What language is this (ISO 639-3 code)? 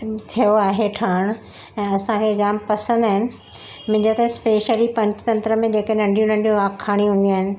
snd